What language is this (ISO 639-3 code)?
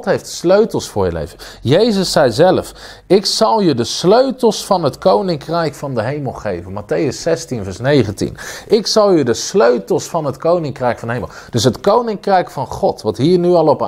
nld